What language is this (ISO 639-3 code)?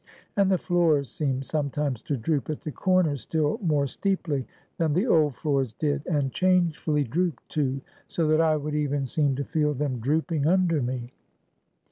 eng